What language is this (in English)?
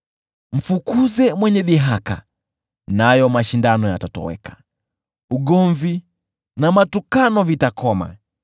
Swahili